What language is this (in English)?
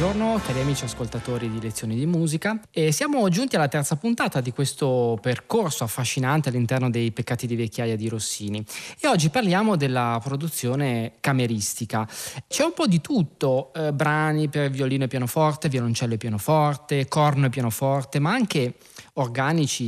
Italian